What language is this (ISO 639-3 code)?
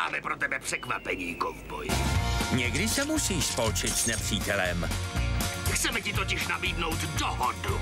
ces